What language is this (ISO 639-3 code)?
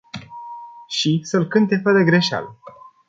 ron